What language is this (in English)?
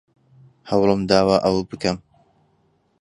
Central Kurdish